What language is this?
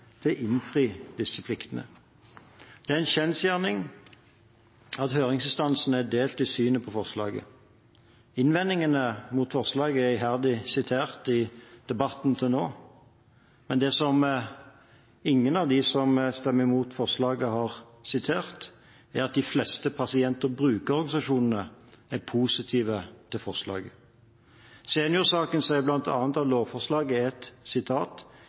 Norwegian Bokmål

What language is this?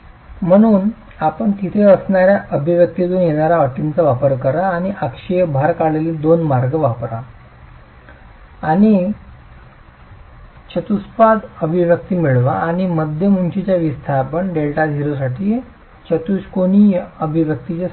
Marathi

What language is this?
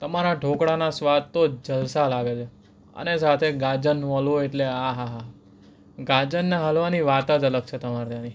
Gujarati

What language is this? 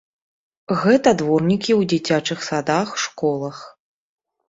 Belarusian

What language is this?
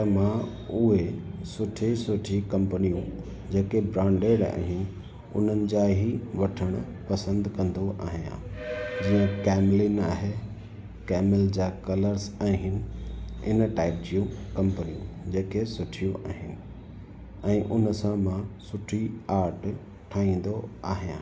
Sindhi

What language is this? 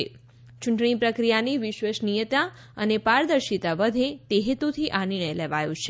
Gujarati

